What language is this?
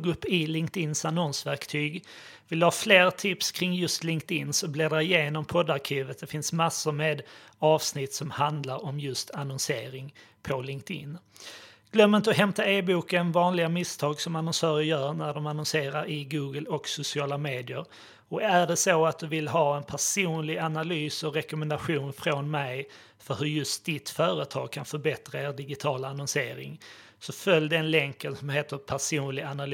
Swedish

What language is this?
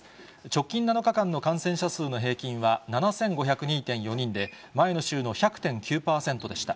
Japanese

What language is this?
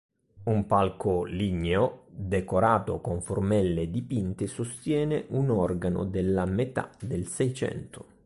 Italian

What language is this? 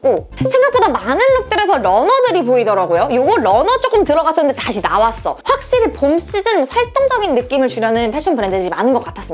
Korean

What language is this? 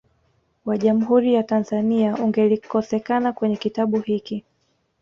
Swahili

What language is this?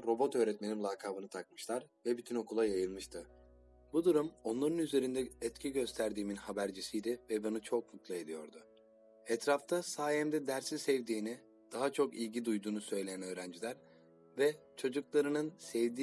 Turkish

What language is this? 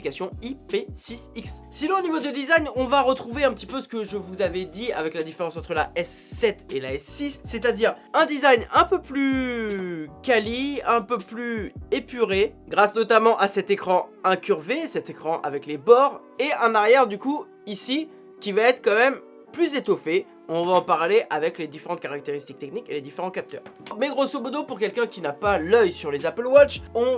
French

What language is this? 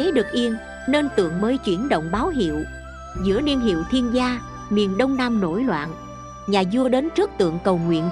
Vietnamese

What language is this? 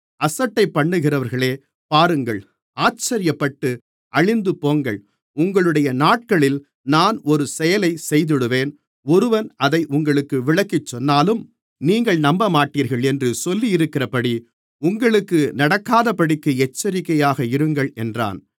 Tamil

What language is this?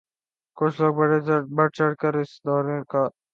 Urdu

